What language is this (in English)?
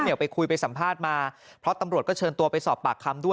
Thai